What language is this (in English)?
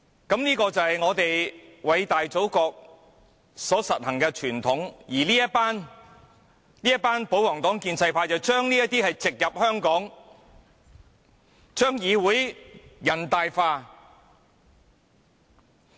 Cantonese